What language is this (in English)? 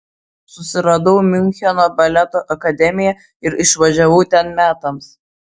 Lithuanian